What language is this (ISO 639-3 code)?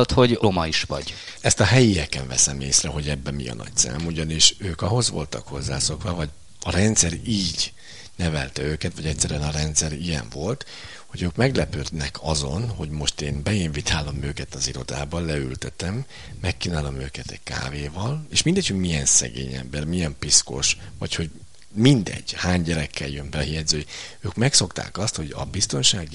hun